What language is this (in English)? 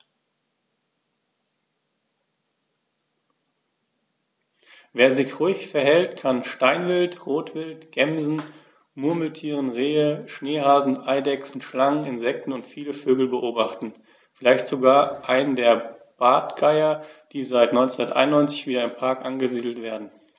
German